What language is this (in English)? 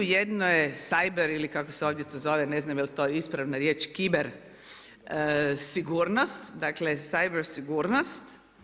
Croatian